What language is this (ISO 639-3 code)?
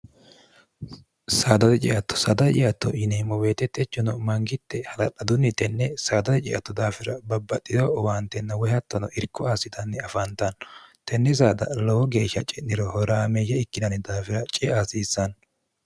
sid